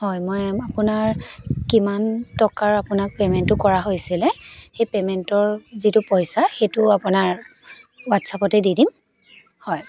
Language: Assamese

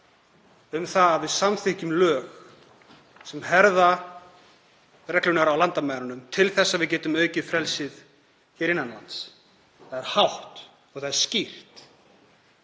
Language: Icelandic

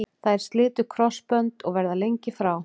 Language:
Icelandic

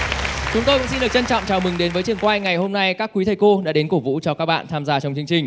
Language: Vietnamese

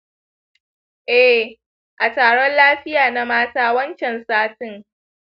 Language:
Hausa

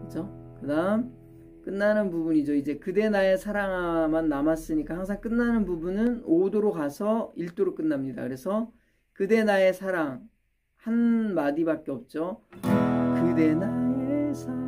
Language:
Korean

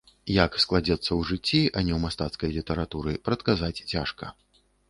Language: Belarusian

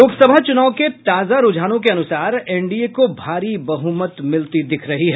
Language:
Hindi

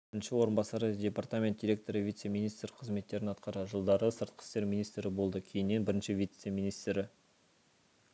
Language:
Kazakh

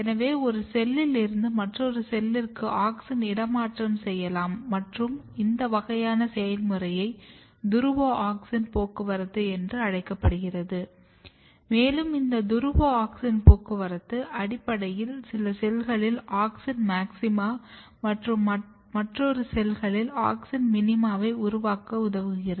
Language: Tamil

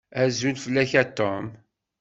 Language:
Kabyle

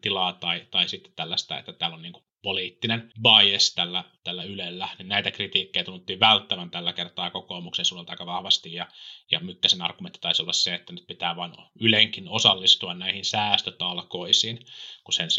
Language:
Finnish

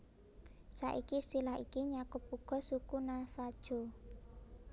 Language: Javanese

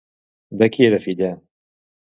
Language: Catalan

